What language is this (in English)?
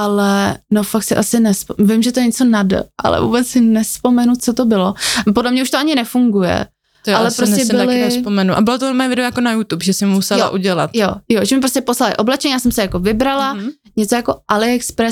Czech